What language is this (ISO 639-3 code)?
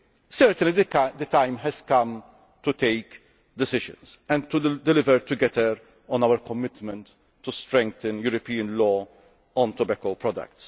eng